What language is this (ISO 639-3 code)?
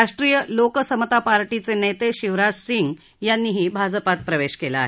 mar